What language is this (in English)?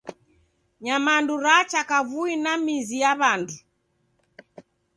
Taita